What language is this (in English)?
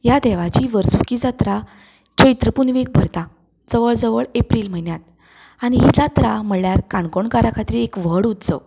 Konkani